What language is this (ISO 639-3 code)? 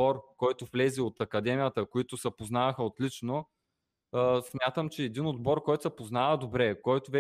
bul